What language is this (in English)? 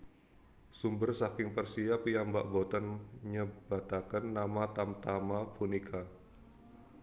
Javanese